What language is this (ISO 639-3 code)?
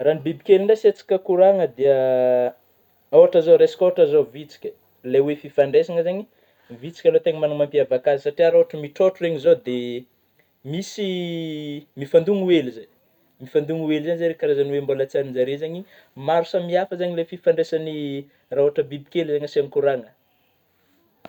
bmm